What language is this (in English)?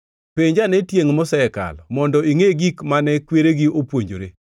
Luo (Kenya and Tanzania)